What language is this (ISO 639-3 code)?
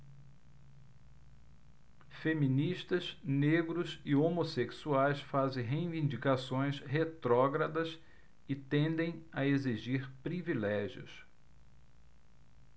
por